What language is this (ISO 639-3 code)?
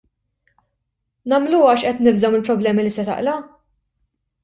mlt